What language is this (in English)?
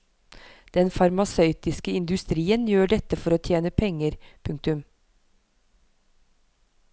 Norwegian